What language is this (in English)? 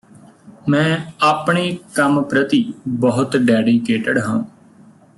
Punjabi